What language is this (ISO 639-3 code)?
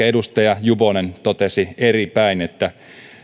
fin